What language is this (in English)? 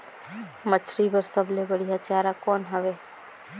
Chhattisgarhi